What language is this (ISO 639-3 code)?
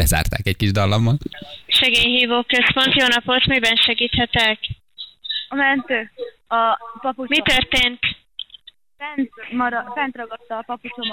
hun